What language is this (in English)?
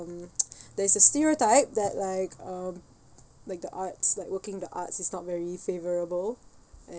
English